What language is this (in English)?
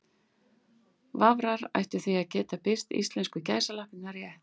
Icelandic